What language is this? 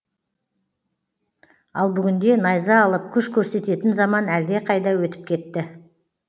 Kazakh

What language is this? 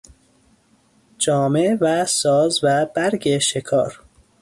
Persian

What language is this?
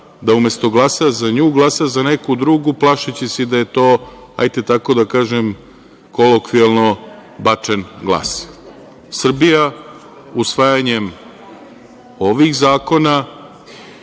Serbian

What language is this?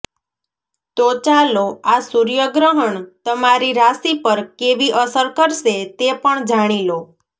Gujarati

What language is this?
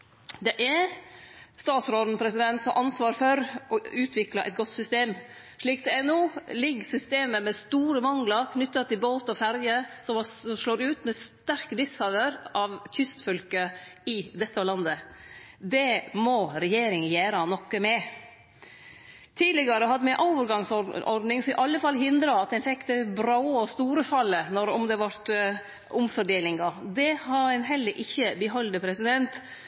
Norwegian Nynorsk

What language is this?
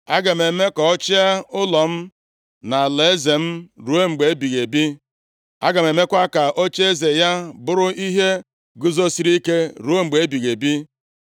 Igbo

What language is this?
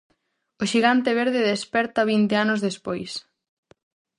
Galician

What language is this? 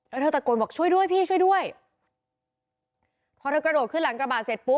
Thai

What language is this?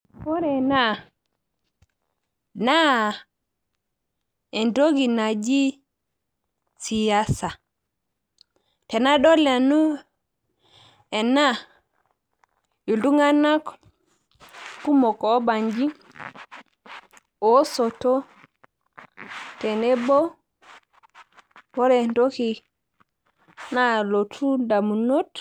Masai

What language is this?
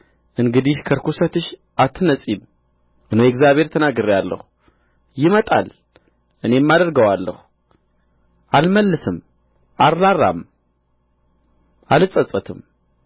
Amharic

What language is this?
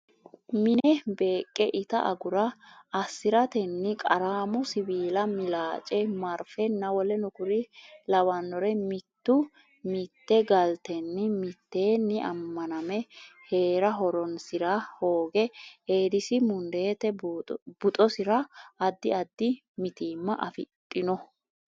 Sidamo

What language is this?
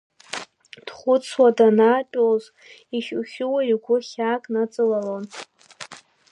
Abkhazian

